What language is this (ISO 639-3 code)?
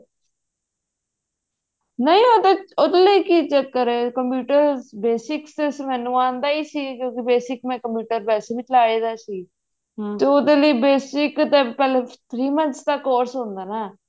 pan